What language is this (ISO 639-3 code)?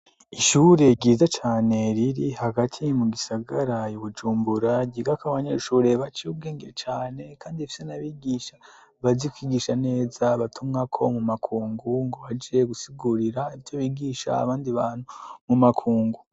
run